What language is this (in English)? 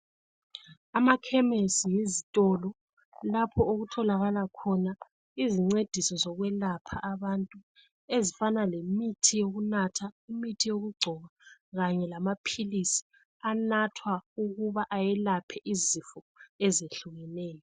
North Ndebele